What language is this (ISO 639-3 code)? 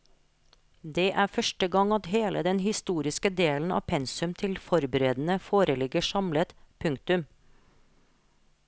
nor